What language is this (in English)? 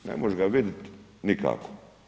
Croatian